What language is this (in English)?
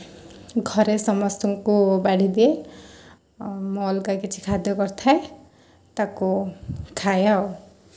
Odia